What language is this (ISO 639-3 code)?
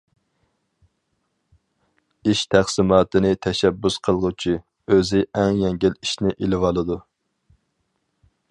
uig